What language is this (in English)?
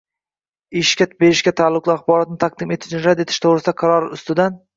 Uzbek